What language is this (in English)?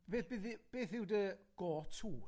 Welsh